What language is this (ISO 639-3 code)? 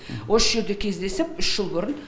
kaz